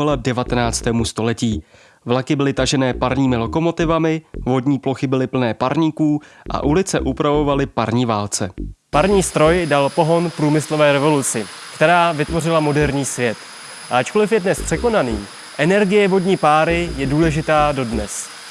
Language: Czech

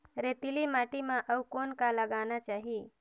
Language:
Chhattisgarhi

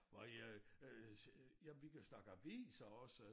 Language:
Danish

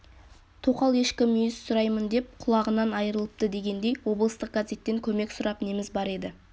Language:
Kazakh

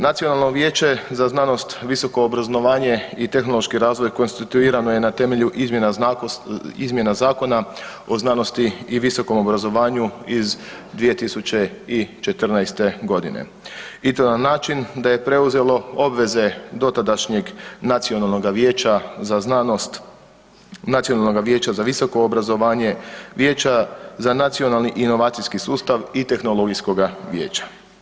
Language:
Croatian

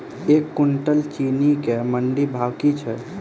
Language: Maithili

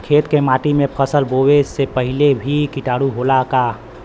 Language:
Bhojpuri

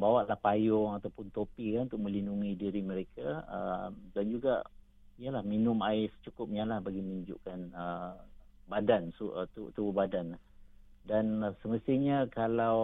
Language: Malay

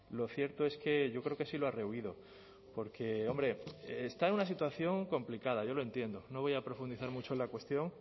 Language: Spanish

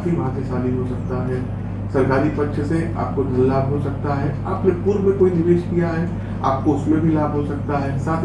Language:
Hindi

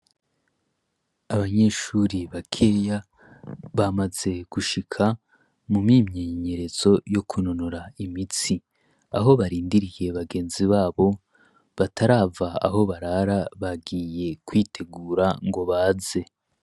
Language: Rundi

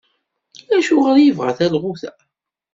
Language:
Kabyle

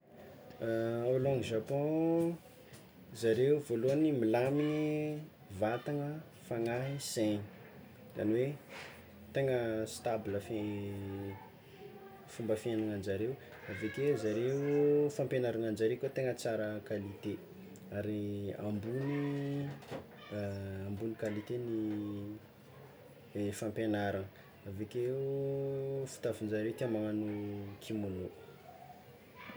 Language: Tsimihety Malagasy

